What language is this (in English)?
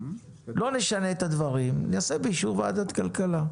Hebrew